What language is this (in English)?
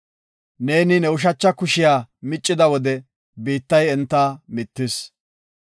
Gofa